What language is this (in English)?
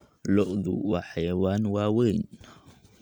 Somali